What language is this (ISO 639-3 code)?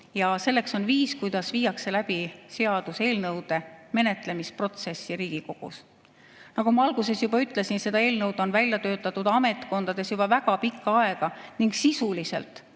est